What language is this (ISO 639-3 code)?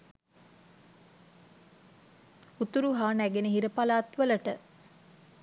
sin